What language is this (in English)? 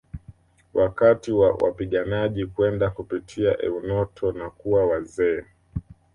Swahili